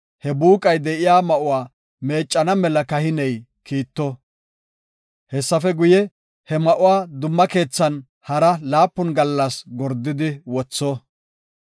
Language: Gofa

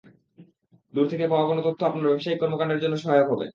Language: Bangla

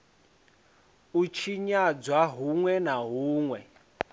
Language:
Venda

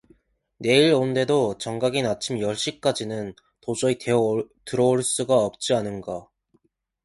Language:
Korean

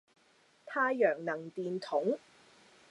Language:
Cantonese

